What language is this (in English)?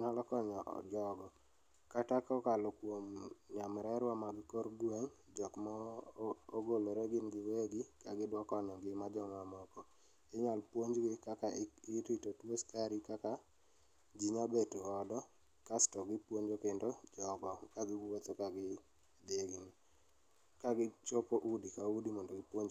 Luo (Kenya and Tanzania)